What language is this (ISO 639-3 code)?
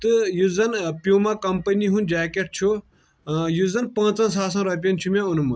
kas